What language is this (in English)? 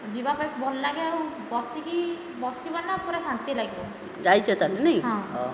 Odia